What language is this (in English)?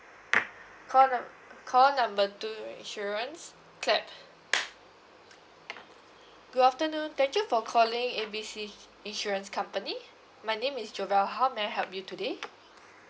English